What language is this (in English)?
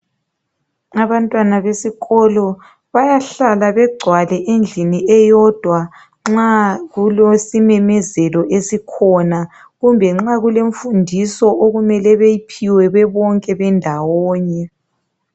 North Ndebele